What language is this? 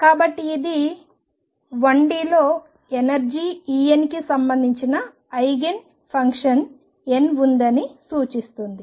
Telugu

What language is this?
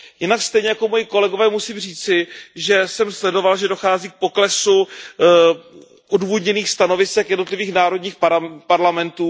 Czech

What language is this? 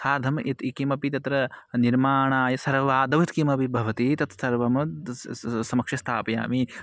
Sanskrit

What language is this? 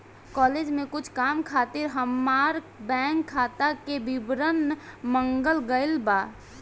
Bhojpuri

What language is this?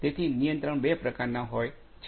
Gujarati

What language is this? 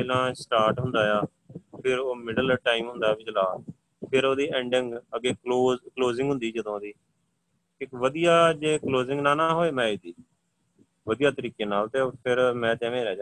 Punjabi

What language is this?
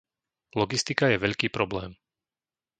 Slovak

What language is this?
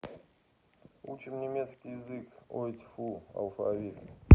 Russian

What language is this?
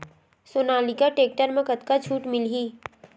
Chhattisgarhi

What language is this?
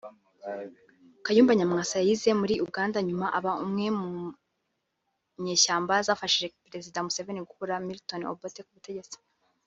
Kinyarwanda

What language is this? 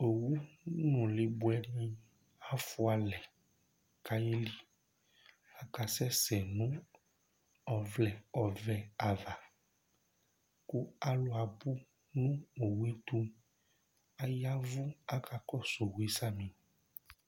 Ikposo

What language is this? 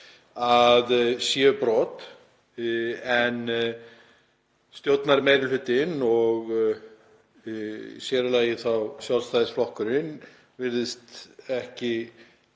Icelandic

